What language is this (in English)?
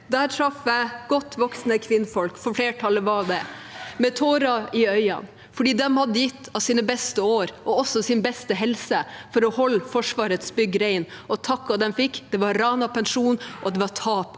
Norwegian